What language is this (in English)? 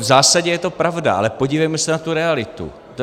Czech